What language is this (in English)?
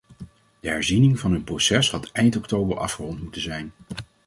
Dutch